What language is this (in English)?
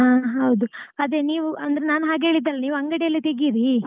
Kannada